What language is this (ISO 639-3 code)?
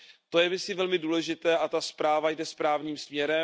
ces